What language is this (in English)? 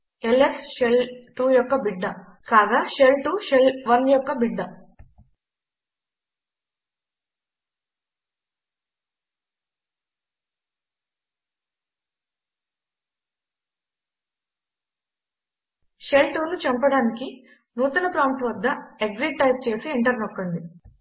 Telugu